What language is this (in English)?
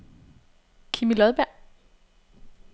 Danish